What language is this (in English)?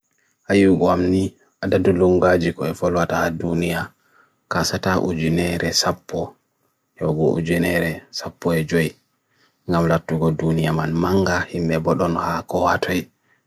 Bagirmi Fulfulde